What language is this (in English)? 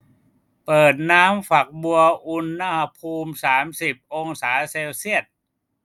Thai